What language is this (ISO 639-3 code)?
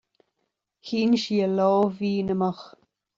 gle